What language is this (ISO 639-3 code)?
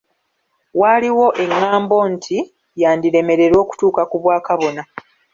lug